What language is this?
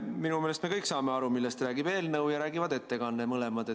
Estonian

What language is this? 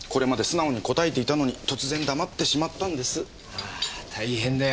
Japanese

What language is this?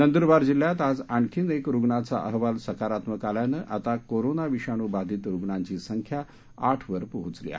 Marathi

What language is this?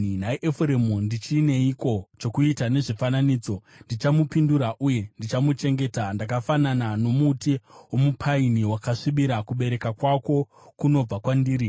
Shona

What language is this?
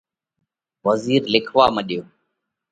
Parkari Koli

